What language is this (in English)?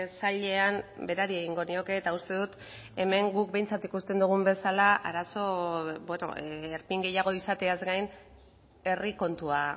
Basque